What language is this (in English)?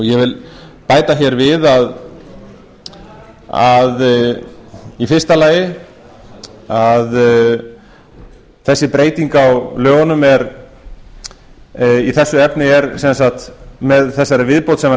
Icelandic